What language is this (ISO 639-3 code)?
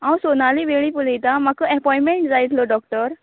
kok